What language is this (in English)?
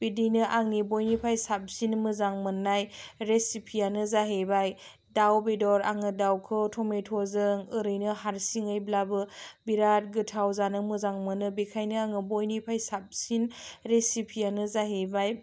Bodo